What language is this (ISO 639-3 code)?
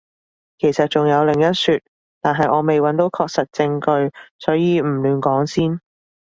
yue